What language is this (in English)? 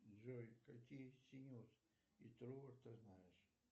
Russian